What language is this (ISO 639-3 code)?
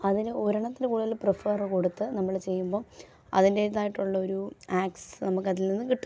mal